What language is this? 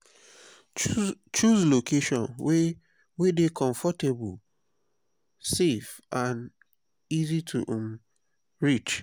Nigerian Pidgin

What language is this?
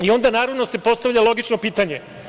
Serbian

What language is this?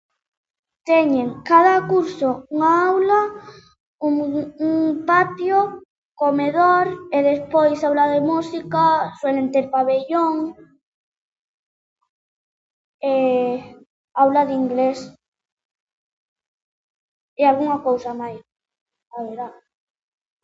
Galician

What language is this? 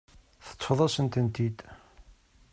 Kabyle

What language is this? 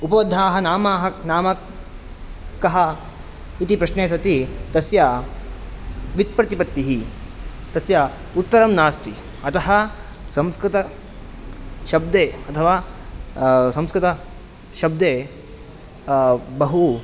Sanskrit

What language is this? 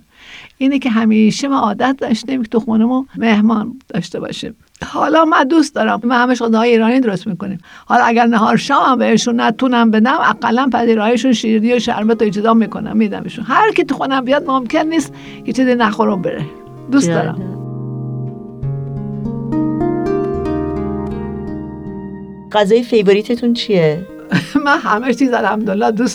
Persian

